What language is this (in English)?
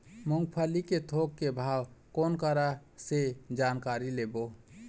Chhattisgarhi